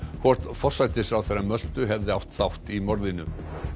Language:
Icelandic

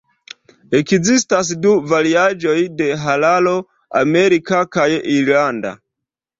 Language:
Esperanto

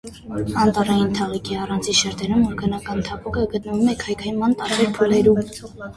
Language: Armenian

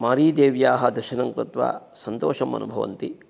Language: Sanskrit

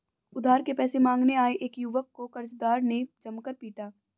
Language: Hindi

